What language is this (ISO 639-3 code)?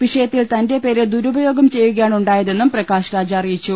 mal